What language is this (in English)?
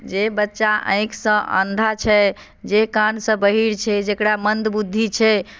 Maithili